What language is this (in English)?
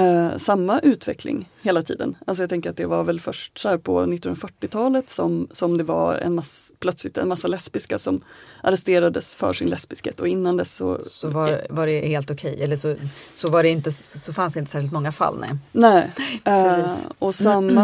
Swedish